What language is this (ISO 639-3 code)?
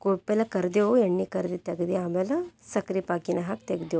kan